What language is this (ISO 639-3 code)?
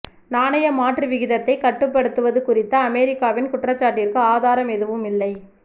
tam